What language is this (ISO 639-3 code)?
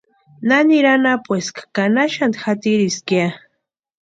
pua